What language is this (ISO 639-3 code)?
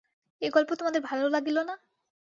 ben